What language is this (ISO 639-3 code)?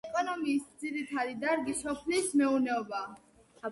kat